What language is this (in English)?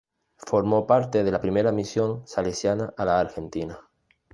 Spanish